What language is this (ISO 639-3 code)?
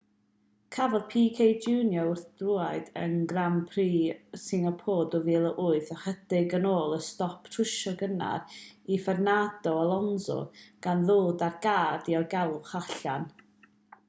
cym